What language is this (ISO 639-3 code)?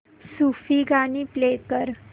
mar